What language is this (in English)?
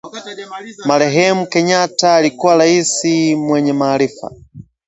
Swahili